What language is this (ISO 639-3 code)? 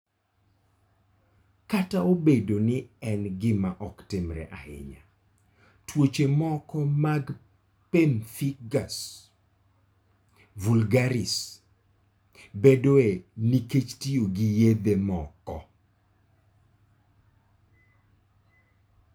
luo